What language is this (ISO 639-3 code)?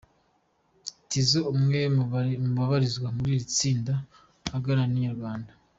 kin